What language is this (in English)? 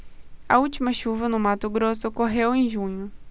Portuguese